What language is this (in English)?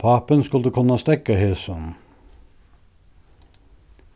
Faroese